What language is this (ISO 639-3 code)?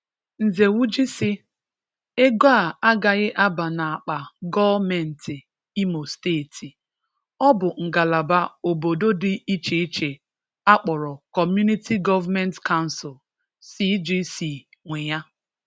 ibo